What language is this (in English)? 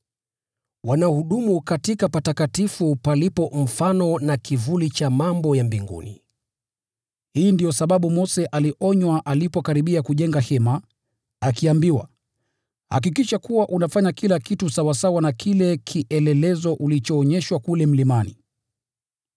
Swahili